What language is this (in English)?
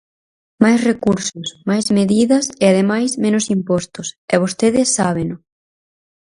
Galician